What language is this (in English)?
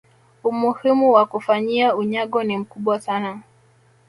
Swahili